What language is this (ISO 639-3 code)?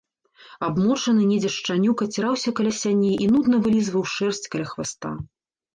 bel